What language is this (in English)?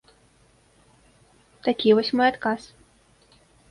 Belarusian